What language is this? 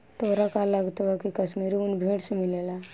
Bhojpuri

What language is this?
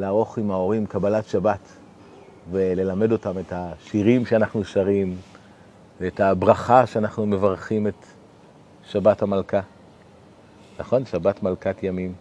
Hebrew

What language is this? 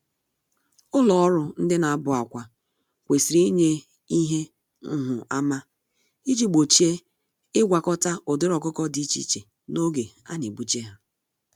Igbo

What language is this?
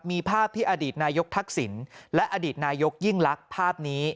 Thai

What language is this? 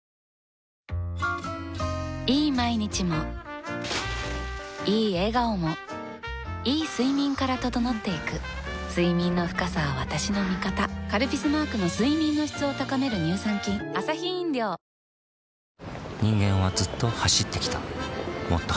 Japanese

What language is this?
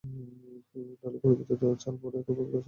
Bangla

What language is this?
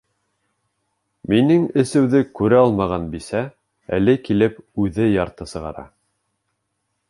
Bashkir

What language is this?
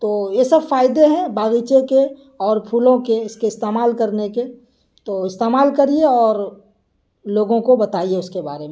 Urdu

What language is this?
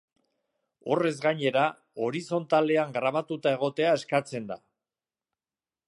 Basque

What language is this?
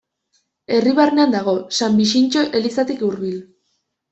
Basque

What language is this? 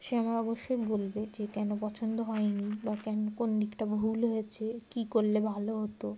Bangla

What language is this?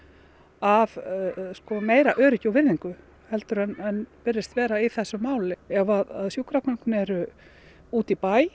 Icelandic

